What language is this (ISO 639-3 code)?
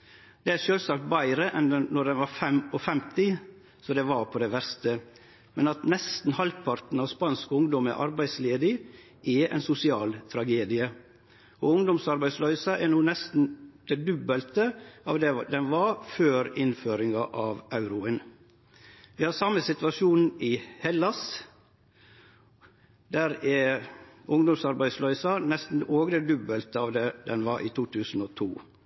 nno